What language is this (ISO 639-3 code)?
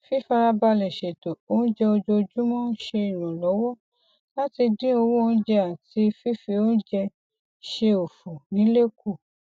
yor